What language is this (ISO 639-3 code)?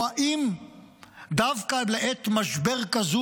heb